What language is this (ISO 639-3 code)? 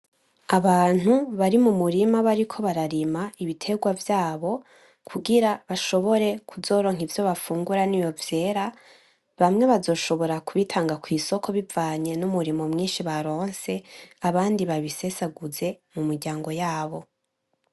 run